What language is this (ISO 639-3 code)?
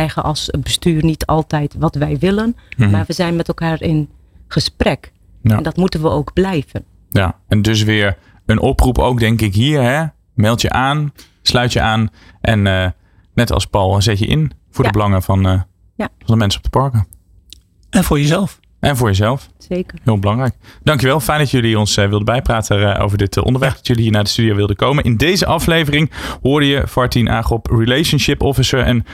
nld